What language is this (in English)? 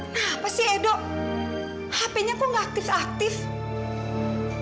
Indonesian